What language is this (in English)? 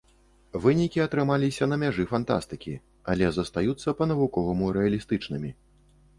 Belarusian